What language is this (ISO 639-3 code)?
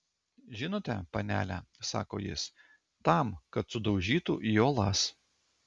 lit